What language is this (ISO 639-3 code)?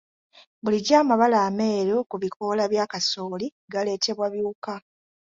lug